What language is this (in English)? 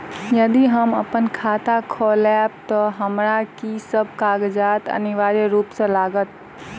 Maithili